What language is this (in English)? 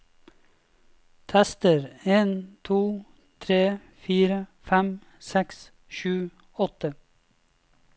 Norwegian